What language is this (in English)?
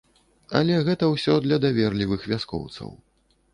Belarusian